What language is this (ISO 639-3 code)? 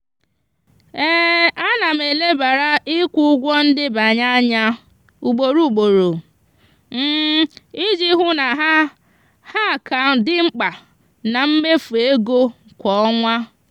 ibo